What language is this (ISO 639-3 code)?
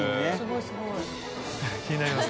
jpn